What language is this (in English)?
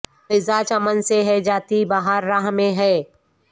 Urdu